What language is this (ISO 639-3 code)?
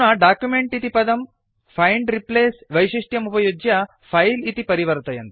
san